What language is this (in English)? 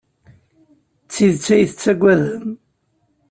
Kabyle